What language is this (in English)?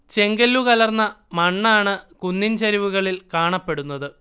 Malayalam